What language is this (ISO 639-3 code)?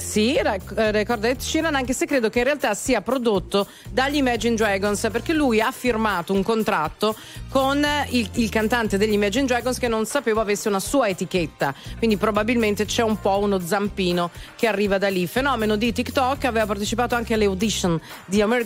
ita